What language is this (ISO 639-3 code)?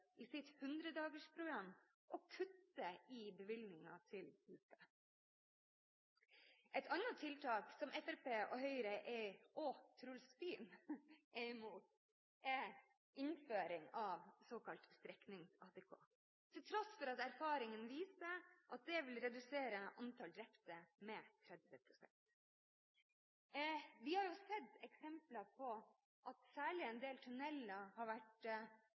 nob